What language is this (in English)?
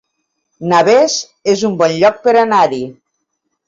Catalan